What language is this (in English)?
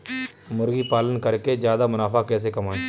Hindi